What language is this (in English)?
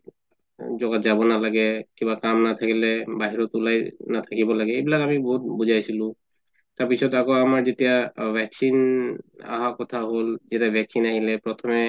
Assamese